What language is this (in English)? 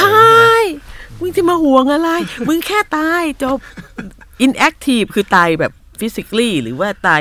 Thai